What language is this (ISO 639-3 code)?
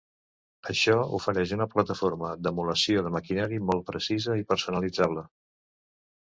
cat